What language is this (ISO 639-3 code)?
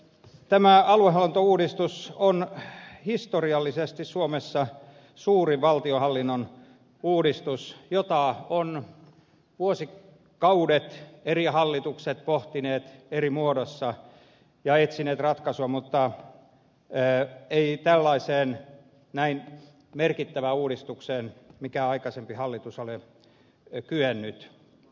fin